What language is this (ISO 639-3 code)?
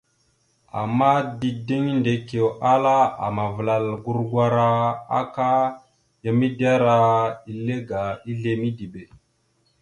mxu